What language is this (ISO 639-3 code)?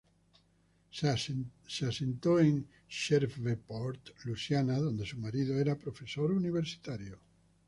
spa